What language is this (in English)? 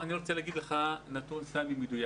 Hebrew